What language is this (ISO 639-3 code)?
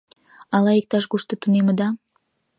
chm